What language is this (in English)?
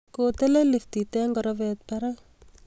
Kalenjin